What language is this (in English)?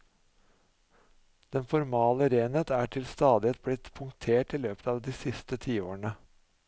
Norwegian